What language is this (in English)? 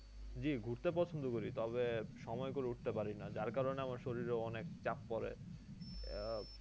Bangla